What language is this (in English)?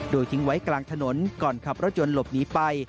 Thai